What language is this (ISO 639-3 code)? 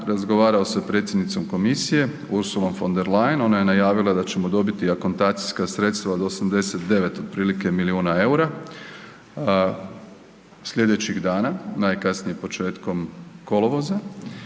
hrv